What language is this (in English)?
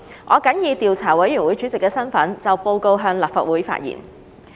Cantonese